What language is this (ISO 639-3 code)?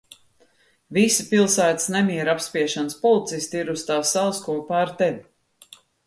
lav